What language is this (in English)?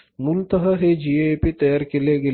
Marathi